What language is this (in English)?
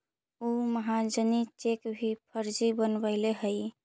Magahi